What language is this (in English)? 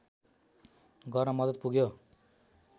Nepali